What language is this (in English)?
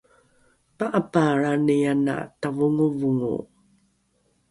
Rukai